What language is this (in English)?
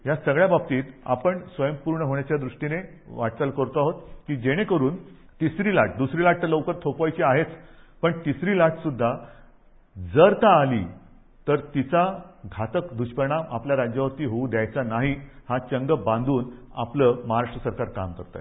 Marathi